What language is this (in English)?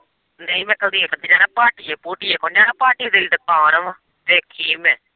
Punjabi